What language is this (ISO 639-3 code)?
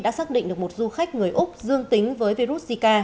vie